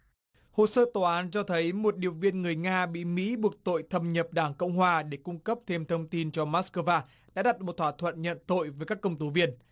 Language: Vietnamese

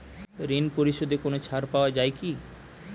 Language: Bangla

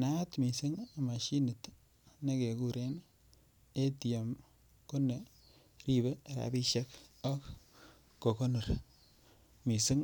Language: Kalenjin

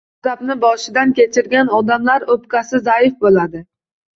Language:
Uzbek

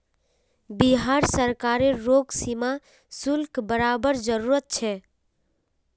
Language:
Magahi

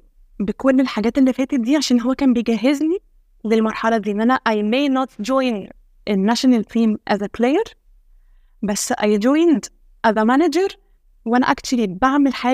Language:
Arabic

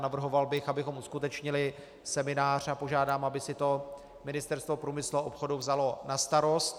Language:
Czech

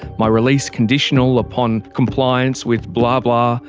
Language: English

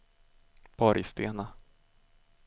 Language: Swedish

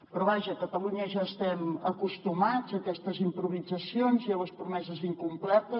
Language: Catalan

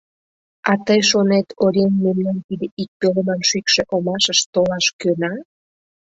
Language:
Mari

